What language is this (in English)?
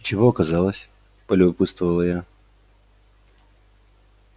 Russian